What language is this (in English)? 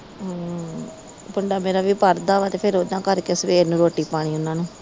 Punjabi